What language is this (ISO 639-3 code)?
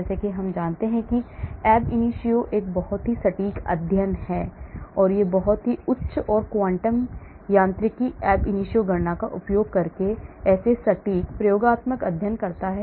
hin